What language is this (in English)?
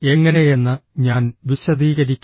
Malayalam